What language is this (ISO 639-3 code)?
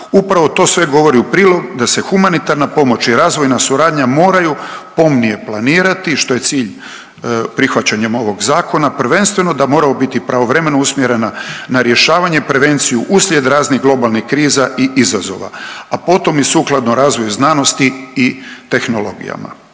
hrv